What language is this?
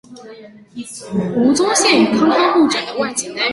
Chinese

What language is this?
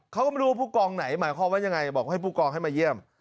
Thai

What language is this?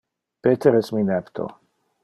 Interlingua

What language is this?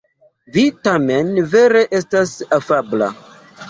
Esperanto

